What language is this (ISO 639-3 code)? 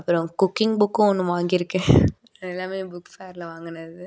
tam